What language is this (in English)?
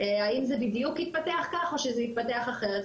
Hebrew